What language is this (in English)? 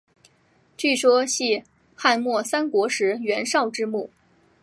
Chinese